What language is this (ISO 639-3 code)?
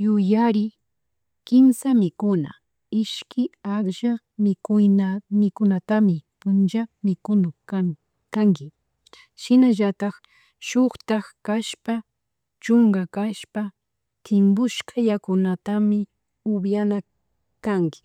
qug